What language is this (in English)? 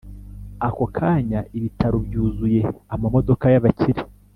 Kinyarwanda